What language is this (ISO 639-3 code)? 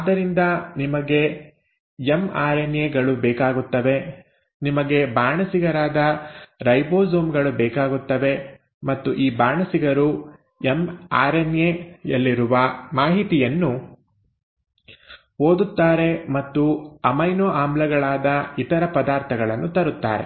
kan